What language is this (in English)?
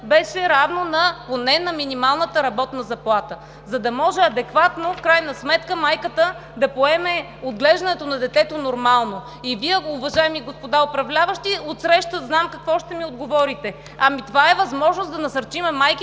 Bulgarian